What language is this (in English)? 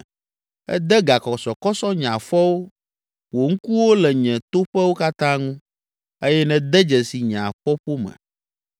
Ewe